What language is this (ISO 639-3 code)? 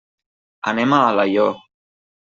cat